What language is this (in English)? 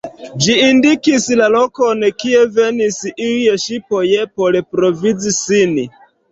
Esperanto